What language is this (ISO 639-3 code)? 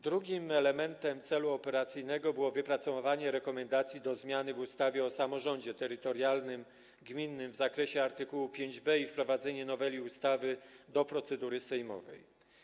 pol